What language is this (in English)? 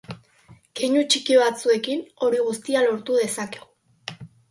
Basque